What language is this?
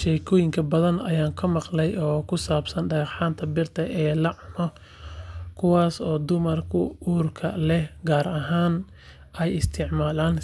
Somali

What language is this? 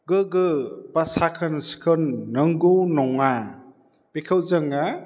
Bodo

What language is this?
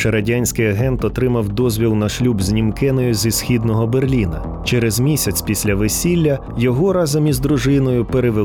Ukrainian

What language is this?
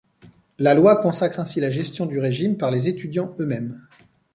French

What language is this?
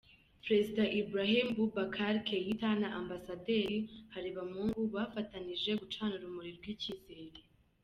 Kinyarwanda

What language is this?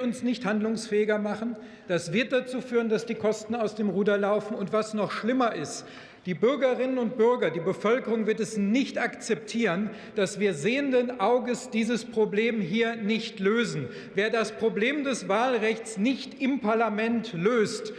German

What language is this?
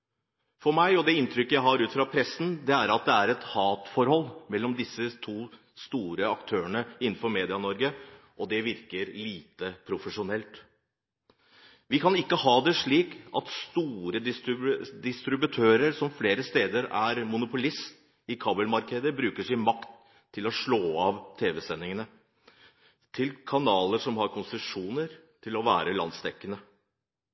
Norwegian Bokmål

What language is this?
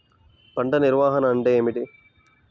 Telugu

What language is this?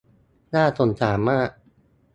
Thai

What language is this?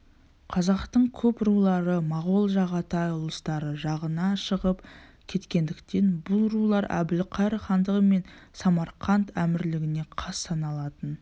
Kazakh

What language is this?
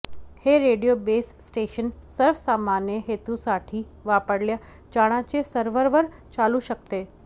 Marathi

